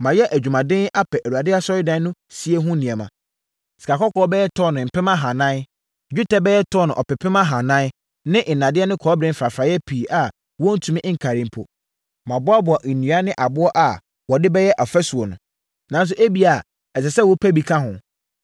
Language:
Akan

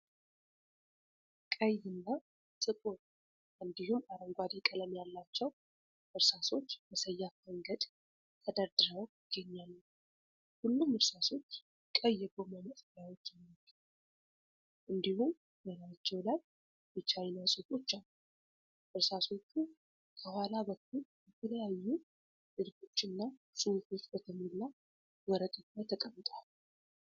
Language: Amharic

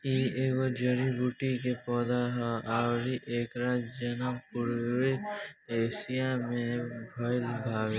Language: Bhojpuri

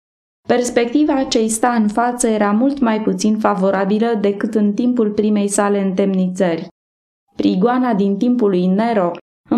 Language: Romanian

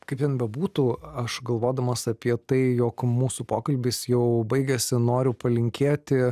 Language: Lithuanian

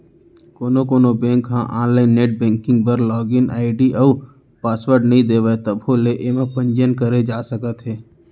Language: Chhattisgarhi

